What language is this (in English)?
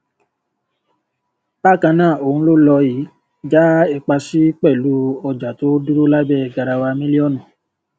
Yoruba